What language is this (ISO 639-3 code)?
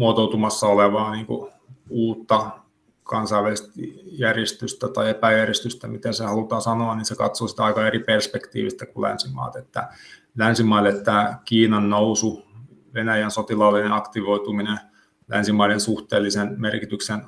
fin